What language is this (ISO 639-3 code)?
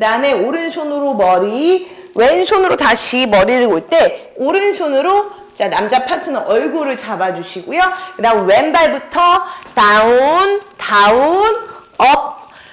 kor